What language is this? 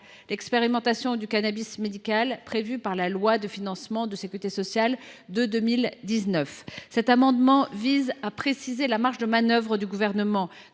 French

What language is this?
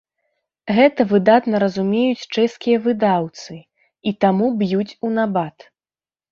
Belarusian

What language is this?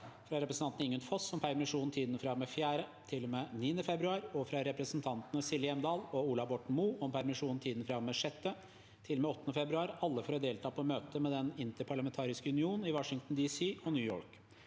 Norwegian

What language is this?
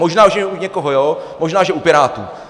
Czech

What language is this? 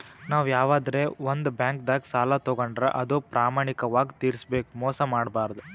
Kannada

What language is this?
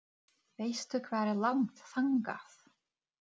Icelandic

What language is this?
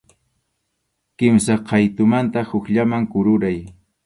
Arequipa-La Unión Quechua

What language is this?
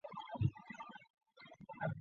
Chinese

